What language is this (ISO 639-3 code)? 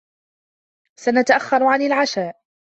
ara